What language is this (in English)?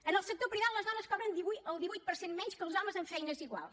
Catalan